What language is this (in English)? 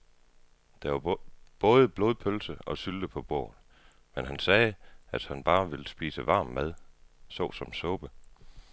Danish